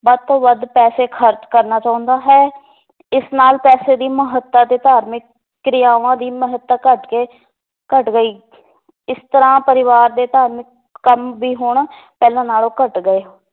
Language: Punjabi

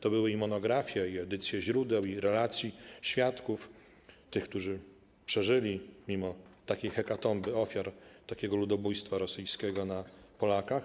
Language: Polish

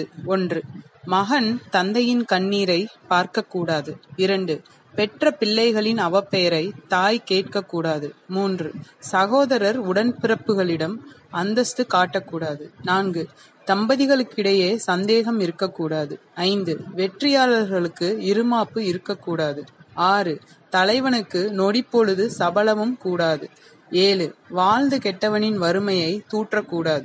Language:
Tamil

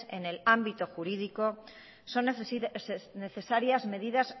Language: Spanish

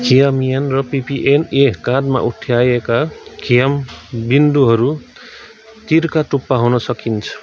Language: Nepali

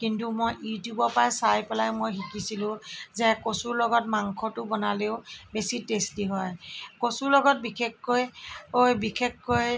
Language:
Assamese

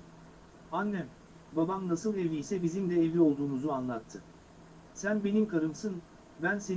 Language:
Turkish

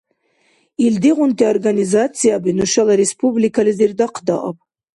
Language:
Dargwa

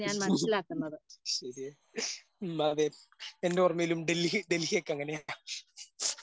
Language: Malayalam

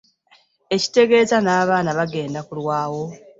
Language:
Ganda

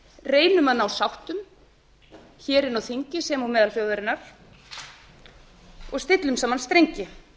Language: Icelandic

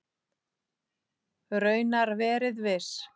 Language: Icelandic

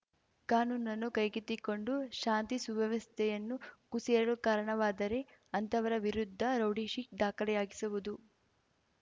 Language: Kannada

